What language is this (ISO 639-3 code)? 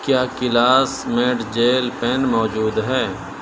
urd